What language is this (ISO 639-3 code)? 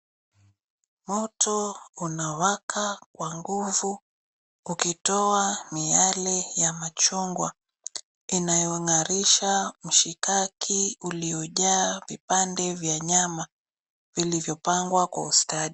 swa